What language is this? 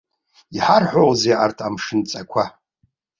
Abkhazian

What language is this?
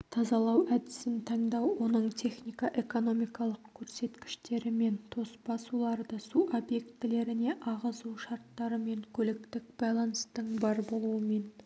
Kazakh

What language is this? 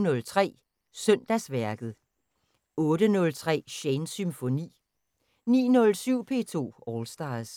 Danish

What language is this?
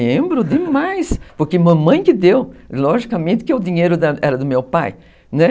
Portuguese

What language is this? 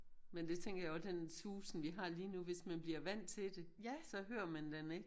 Danish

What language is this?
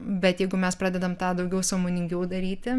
Lithuanian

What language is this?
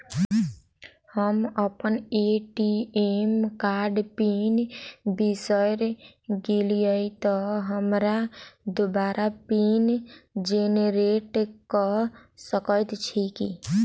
Maithili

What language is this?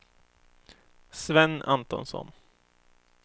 Swedish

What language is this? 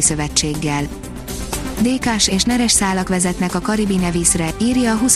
Hungarian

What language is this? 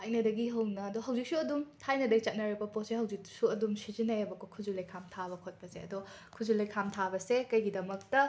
Manipuri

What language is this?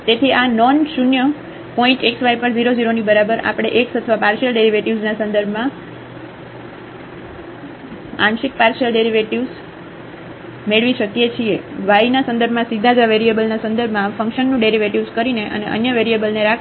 Gujarati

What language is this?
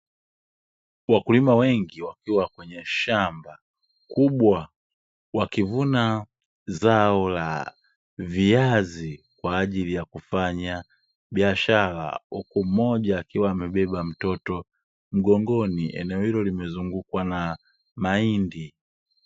Swahili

